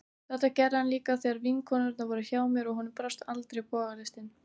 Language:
Icelandic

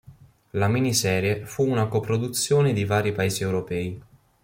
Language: Italian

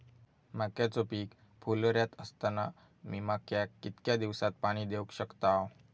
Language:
Marathi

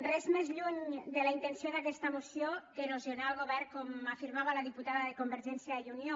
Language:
Catalan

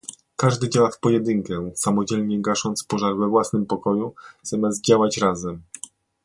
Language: Polish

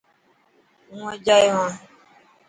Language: Dhatki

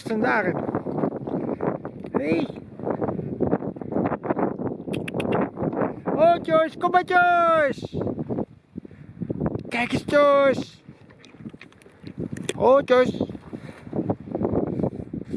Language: Dutch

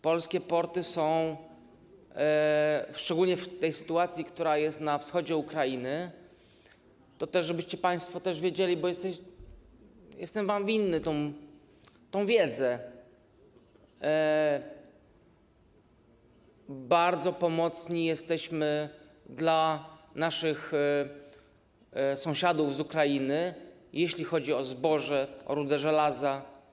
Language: Polish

